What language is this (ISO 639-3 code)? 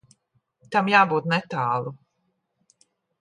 lav